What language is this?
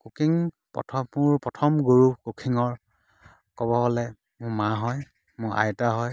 Assamese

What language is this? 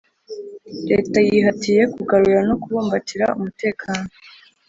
Kinyarwanda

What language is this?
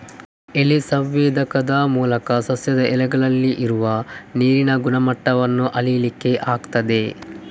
Kannada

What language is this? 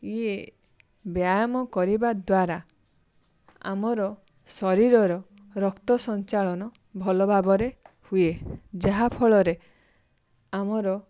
Odia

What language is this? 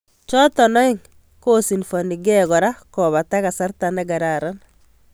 Kalenjin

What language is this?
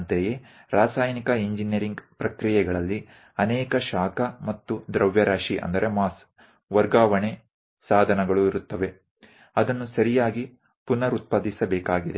Kannada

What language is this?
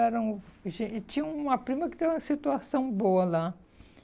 Portuguese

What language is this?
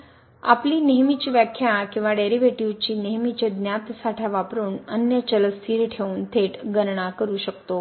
Marathi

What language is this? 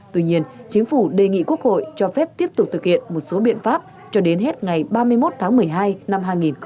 Vietnamese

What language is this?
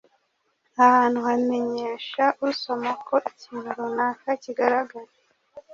Kinyarwanda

